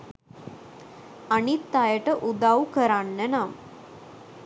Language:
Sinhala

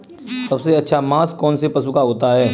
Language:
Hindi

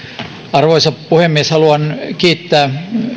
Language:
Finnish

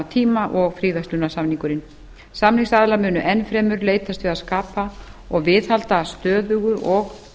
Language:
Icelandic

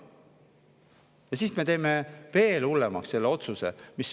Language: Estonian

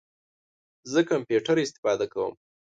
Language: Pashto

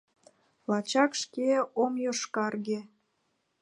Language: Mari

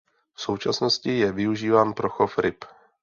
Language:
Czech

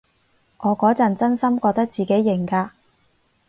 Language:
Cantonese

